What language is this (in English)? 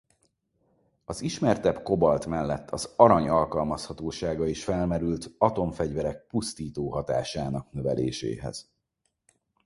Hungarian